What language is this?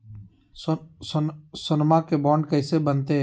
Magahi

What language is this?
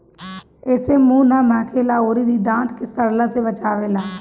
Bhojpuri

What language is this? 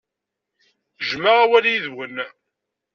Kabyle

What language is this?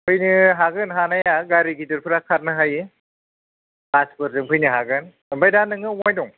Bodo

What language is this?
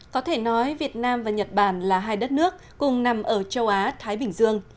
Vietnamese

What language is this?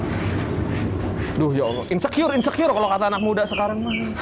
Indonesian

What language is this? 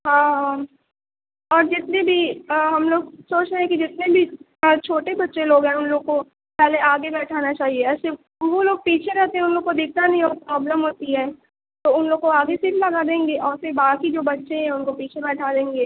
Urdu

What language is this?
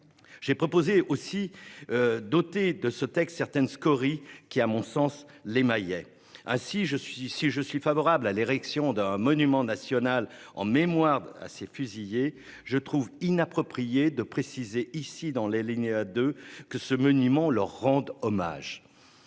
French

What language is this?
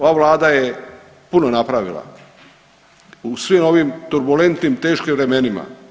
Croatian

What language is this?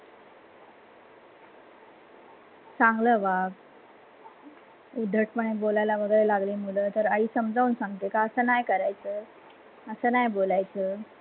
Marathi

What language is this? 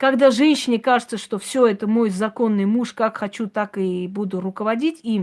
Russian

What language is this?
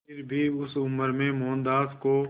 Hindi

